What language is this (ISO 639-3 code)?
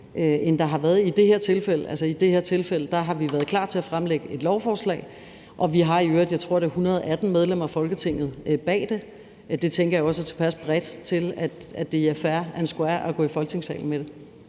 dan